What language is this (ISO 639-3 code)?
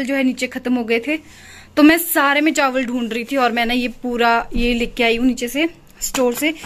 hin